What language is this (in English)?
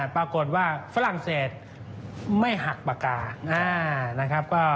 Thai